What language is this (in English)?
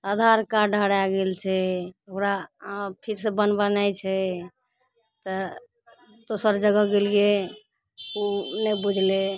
Maithili